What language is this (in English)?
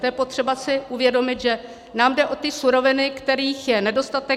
Czech